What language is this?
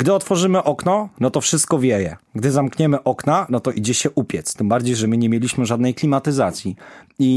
Polish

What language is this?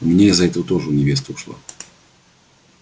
Russian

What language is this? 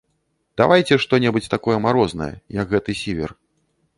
Belarusian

